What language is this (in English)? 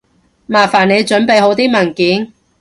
Cantonese